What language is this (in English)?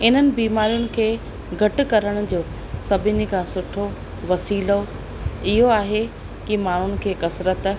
Sindhi